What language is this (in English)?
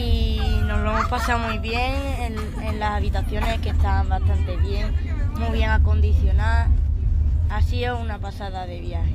Spanish